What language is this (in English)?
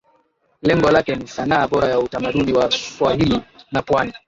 Swahili